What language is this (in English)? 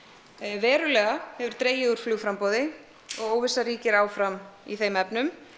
Icelandic